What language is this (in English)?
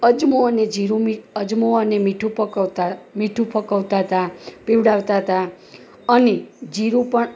Gujarati